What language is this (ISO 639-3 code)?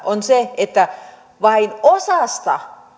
fin